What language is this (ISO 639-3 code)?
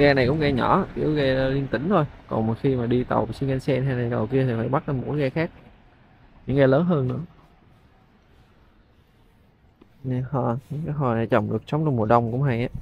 vie